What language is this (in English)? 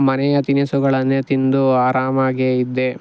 Kannada